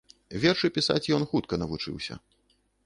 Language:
Belarusian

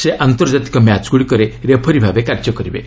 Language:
Odia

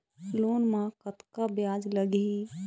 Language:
Chhattisgarhi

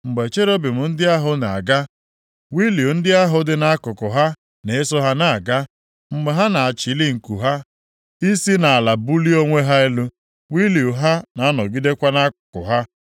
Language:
Igbo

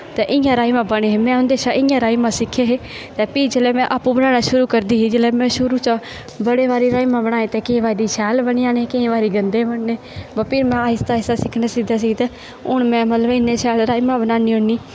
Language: Dogri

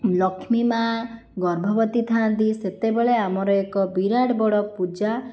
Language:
Odia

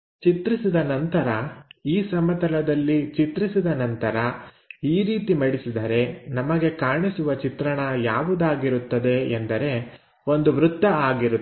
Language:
Kannada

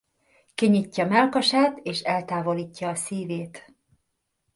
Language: Hungarian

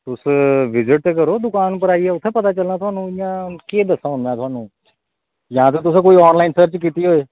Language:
Dogri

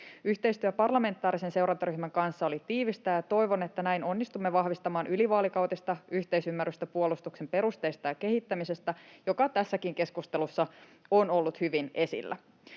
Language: Finnish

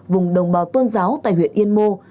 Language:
Vietnamese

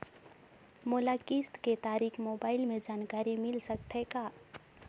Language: Chhattisgarhi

